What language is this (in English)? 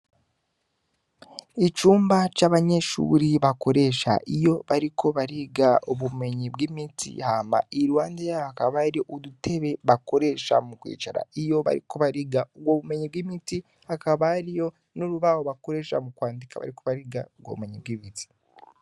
Rundi